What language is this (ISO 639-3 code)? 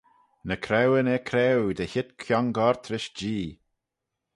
glv